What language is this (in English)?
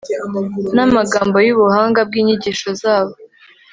Kinyarwanda